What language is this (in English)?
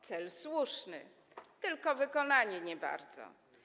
Polish